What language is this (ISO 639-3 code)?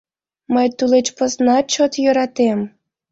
chm